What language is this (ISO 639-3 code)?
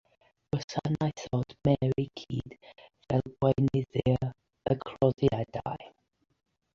cym